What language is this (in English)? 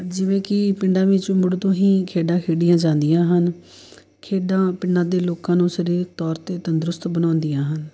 Punjabi